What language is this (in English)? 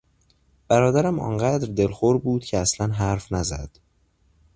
Persian